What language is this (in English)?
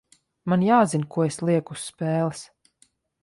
Latvian